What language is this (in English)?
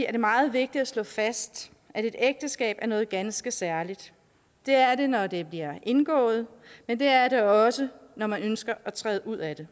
Danish